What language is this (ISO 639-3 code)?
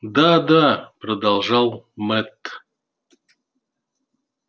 rus